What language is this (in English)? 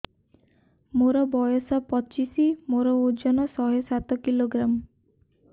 Odia